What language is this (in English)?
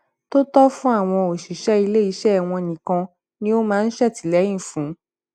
Yoruba